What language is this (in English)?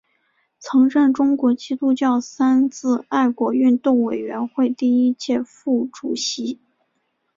Chinese